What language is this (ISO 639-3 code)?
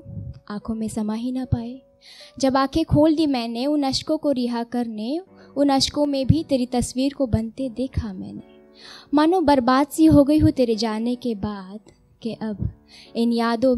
hin